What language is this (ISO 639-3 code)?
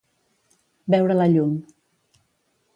cat